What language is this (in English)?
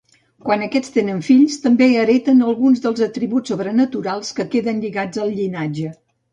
Catalan